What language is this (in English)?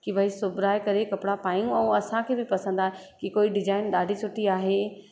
Sindhi